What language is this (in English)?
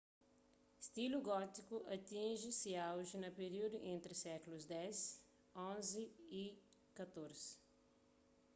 Kabuverdianu